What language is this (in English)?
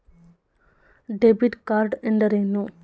Kannada